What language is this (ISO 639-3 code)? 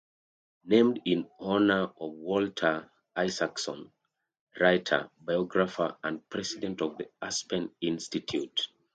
eng